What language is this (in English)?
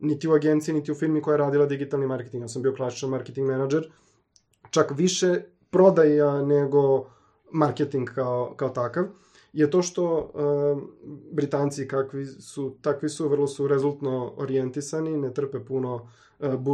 Croatian